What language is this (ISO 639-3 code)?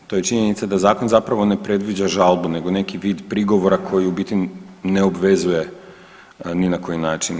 hrv